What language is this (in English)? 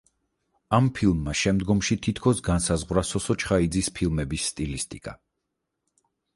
Georgian